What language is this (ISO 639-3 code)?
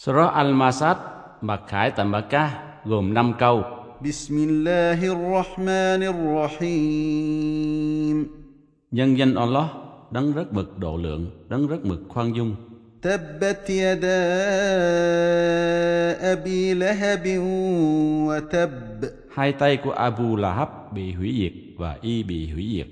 vie